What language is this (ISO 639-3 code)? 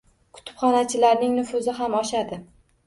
uzb